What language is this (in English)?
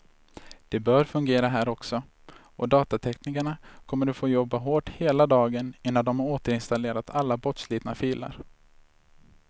Swedish